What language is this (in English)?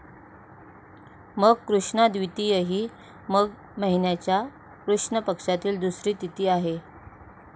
Marathi